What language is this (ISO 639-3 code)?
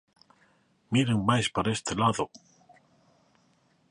glg